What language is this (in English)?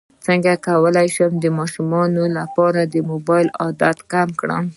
Pashto